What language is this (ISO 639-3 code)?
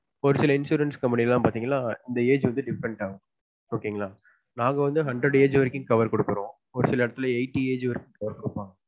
tam